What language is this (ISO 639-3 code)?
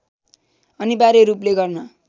nep